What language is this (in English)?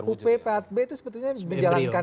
Indonesian